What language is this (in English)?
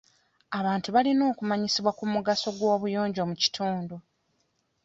Ganda